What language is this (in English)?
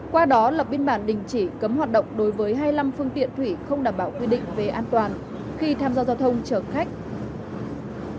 Vietnamese